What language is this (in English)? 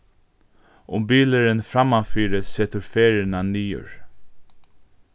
Faroese